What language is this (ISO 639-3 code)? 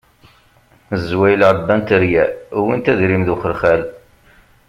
kab